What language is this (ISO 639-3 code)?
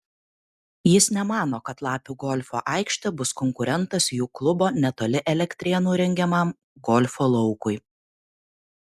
lit